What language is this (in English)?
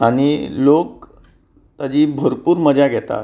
Konkani